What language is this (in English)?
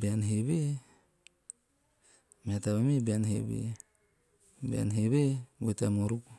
Teop